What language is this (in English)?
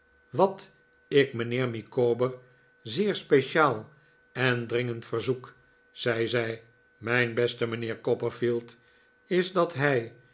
Dutch